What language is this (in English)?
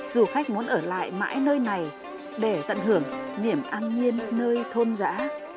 Vietnamese